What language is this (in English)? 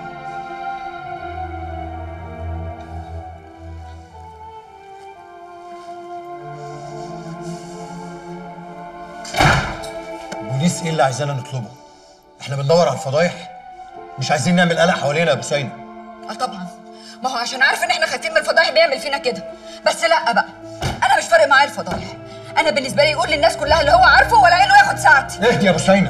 Arabic